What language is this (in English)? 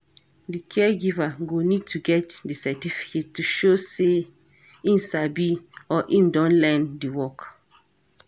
Nigerian Pidgin